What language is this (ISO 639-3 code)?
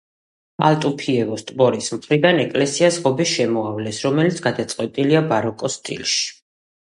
kat